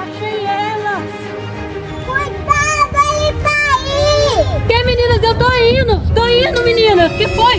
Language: Portuguese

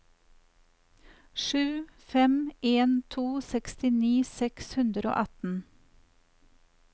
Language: Norwegian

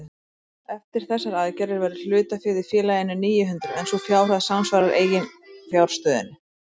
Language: Icelandic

